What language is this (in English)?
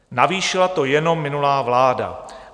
Czech